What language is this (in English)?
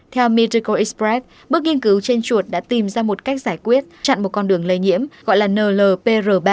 Vietnamese